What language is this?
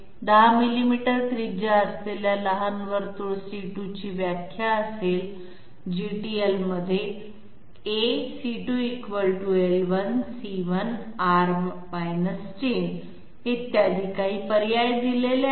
Marathi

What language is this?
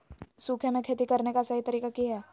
Magahi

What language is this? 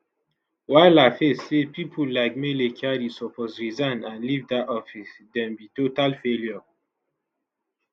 Nigerian Pidgin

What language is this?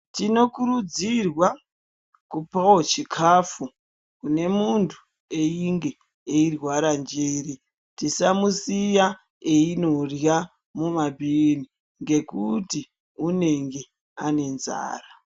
Ndau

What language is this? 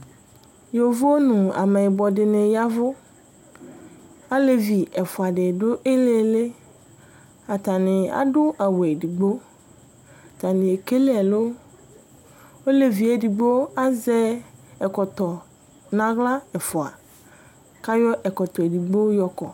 Ikposo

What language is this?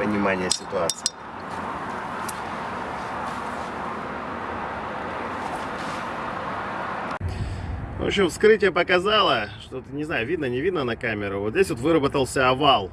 Russian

